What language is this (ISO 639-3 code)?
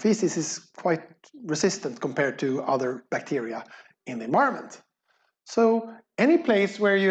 eng